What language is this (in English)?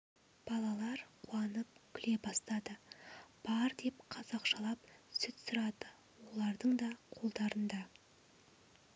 Kazakh